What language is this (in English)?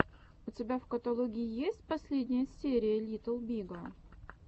Russian